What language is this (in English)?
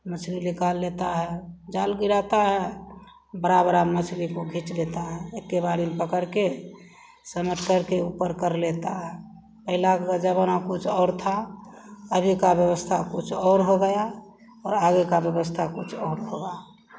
Hindi